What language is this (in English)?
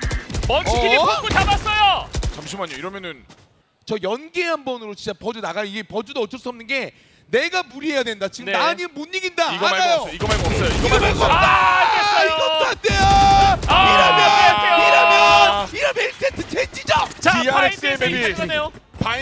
Korean